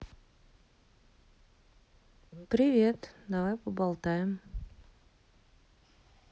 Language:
Russian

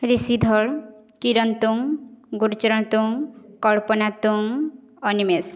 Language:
Odia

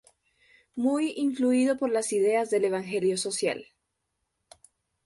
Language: Spanish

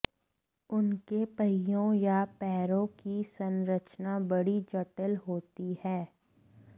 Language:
Hindi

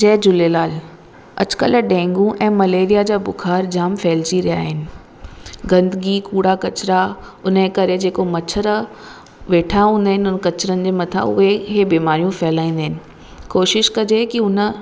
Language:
Sindhi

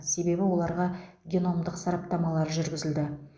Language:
Kazakh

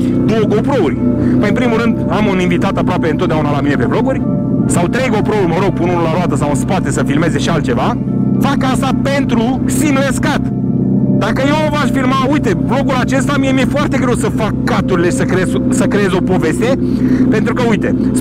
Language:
Romanian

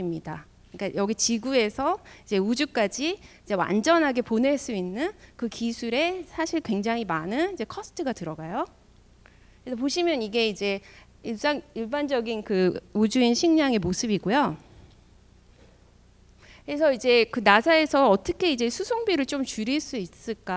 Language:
Korean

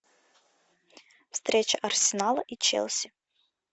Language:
Russian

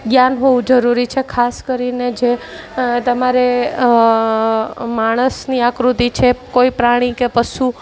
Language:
Gujarati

